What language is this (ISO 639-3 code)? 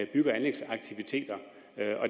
dan